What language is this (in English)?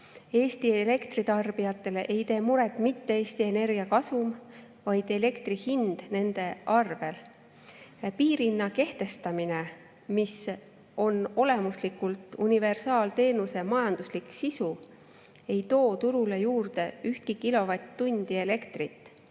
Estonian